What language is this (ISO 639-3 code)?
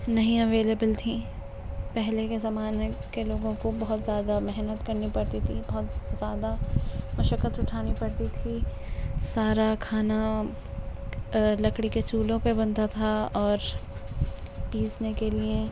urd